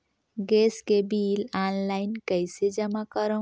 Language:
Chhattisgarhi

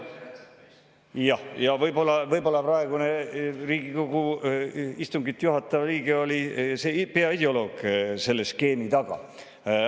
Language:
Estonian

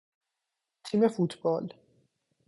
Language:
Persian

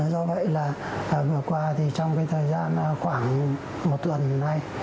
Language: Vietnamese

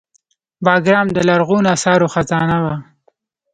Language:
Pashto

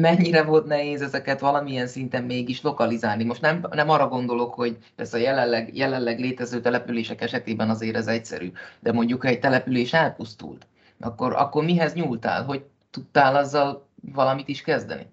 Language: Hungarian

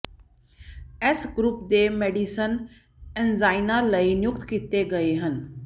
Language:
Punjabi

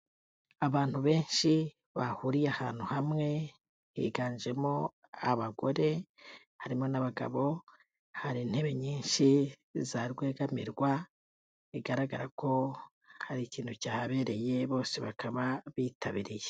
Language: Kinyarwanda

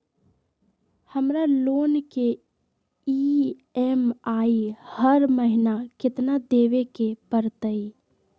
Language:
Magahi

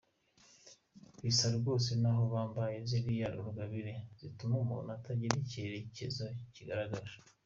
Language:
Kinyarwanda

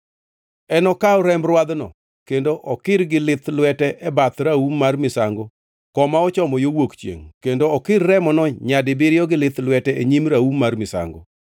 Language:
Luo (Kenya and Tanzania)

